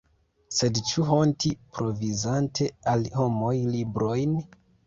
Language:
Esperanto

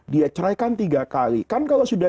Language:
Indonesian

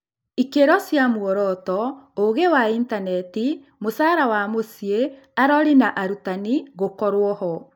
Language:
Kikuyu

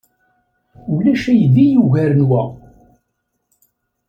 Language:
Kabyle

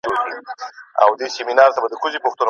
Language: Pashto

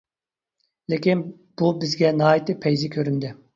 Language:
Uyghur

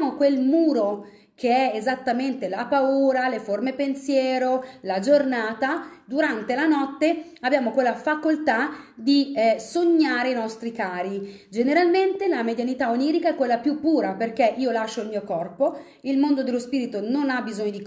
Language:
Italian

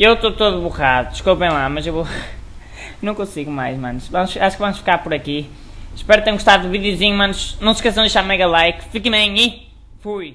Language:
Portuguese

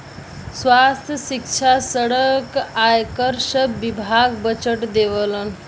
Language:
Bhojpuri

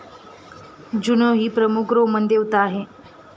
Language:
Marathi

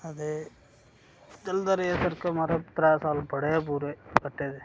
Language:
Dogri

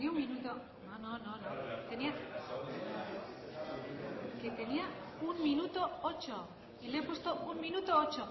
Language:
Basque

